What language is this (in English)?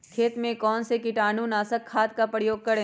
Magahi